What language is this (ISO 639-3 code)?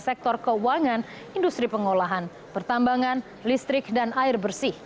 ind